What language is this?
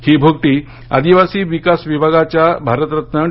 Marathi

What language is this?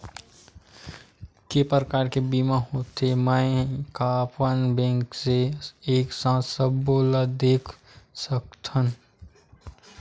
Chhattisgarhi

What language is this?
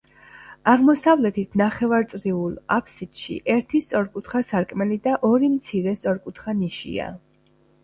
Georgian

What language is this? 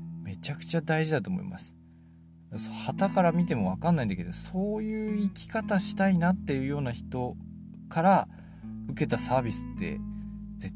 Japanese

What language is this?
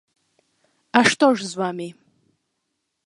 Belarusian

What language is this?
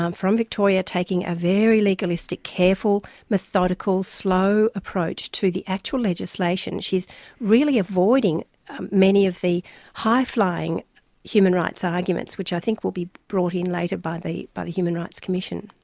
English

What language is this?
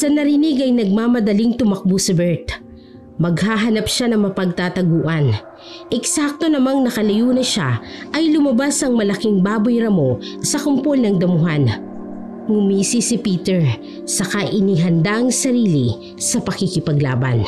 Filipino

